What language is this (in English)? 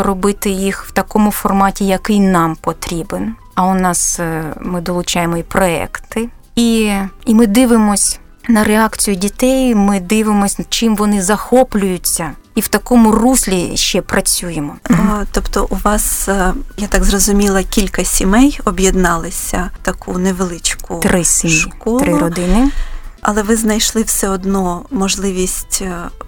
Ukrainian